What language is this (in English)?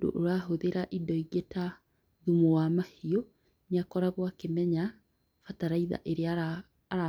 Kikuyu